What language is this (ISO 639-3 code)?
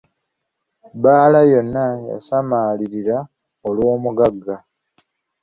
lug